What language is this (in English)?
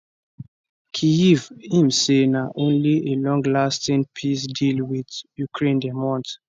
Nigerian Pidgin